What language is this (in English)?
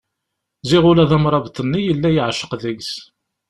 Kabyle